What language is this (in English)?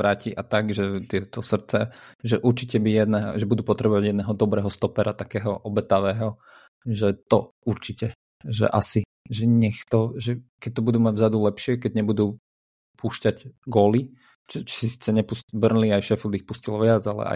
Slovak